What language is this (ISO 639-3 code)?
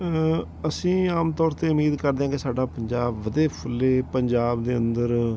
pan